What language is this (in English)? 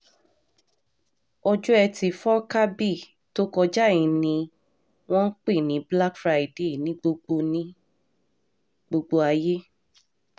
Yoruba